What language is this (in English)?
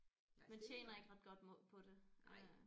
Danish